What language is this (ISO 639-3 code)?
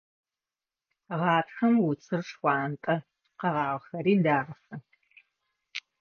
ady